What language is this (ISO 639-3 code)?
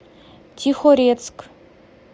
rus